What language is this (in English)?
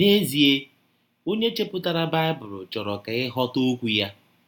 Igbo